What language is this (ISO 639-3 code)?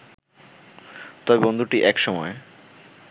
ben